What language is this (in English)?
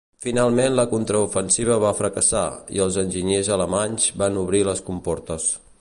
Catalan